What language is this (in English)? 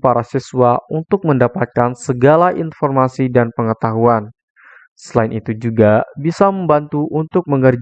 Indonesian